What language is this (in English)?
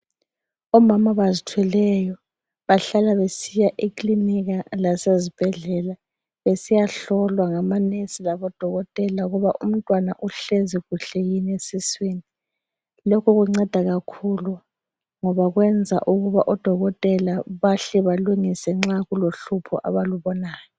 North Ndebele